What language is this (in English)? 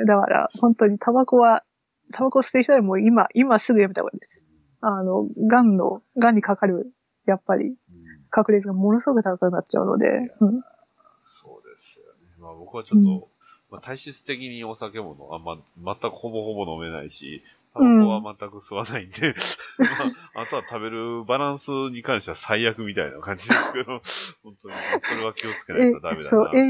Japanese